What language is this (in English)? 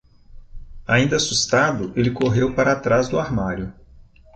Portuguese